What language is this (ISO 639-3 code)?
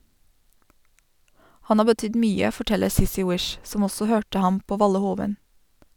nor